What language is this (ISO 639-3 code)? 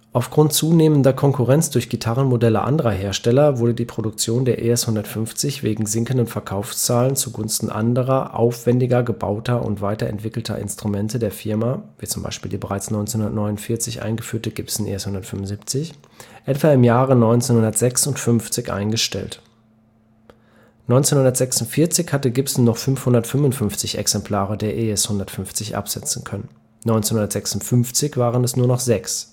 deu